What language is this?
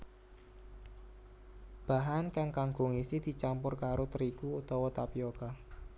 Javanese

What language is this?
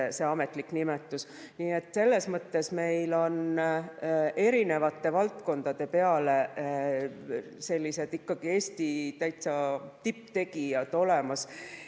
Estonian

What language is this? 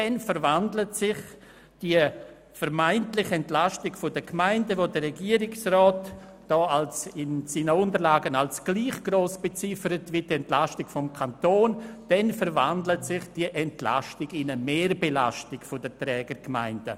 Swiss German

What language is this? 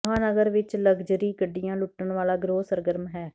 Punjabi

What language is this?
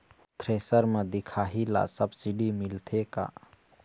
Chhattisgarhi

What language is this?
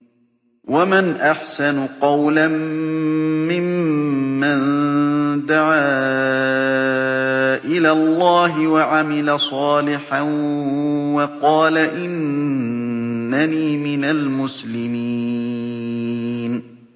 Arabic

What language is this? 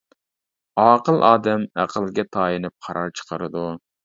Uyghur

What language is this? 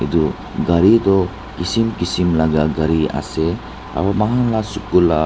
Naga Pidgin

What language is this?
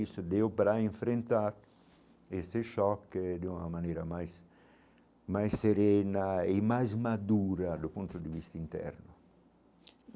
Portuguese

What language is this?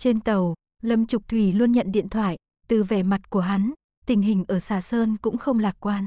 Vietnamese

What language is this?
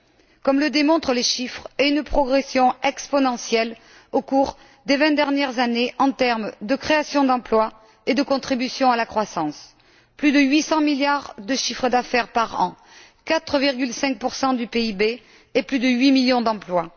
French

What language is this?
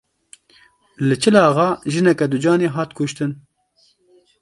Kurdish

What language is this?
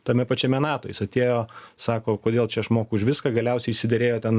Lithuanian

